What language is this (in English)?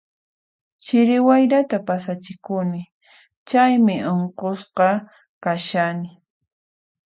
Puno Quechua